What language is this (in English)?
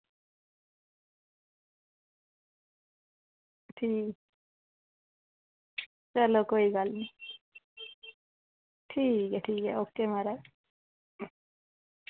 Dogri